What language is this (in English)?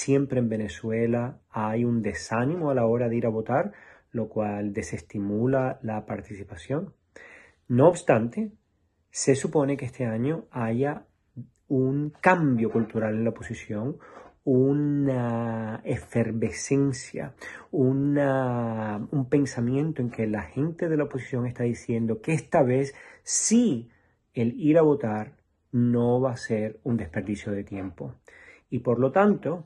Spanish